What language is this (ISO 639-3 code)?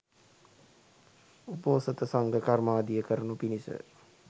sin